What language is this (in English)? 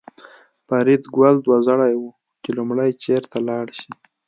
Pashto